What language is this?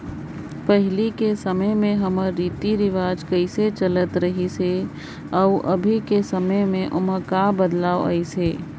Chhattisgarhi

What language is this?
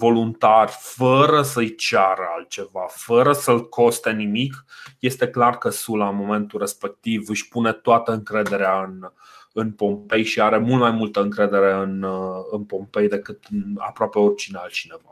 Romanian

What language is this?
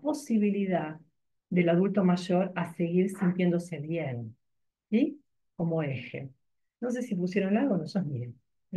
Spanish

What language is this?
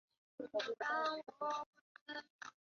Chinese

